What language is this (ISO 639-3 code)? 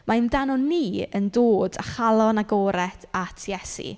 cym